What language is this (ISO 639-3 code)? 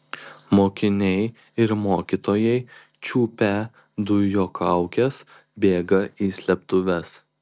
lit